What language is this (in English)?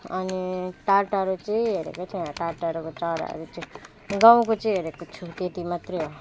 Nepali